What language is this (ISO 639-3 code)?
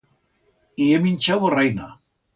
arg